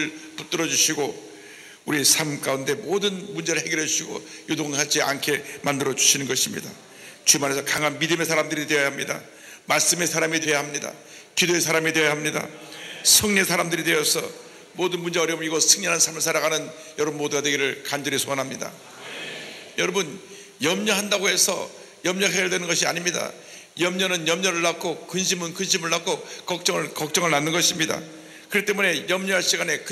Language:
Korean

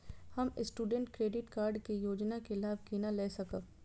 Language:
Maithili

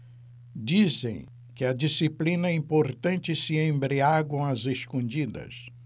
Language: Portuguese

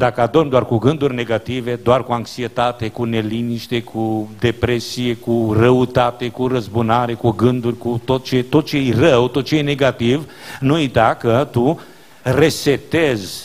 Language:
Romanian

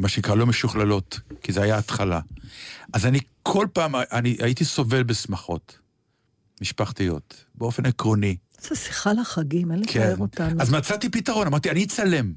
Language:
Hebrew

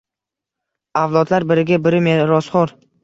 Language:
Uzbek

